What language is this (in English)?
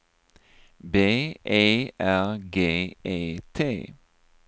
Swedish